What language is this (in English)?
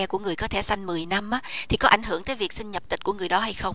Vietnamese